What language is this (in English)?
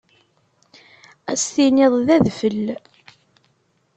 Kabyle